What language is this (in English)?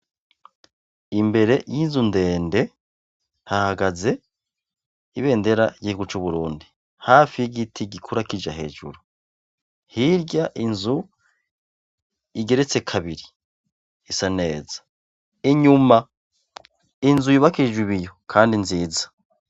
Rundi